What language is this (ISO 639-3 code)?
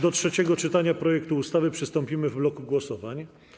pol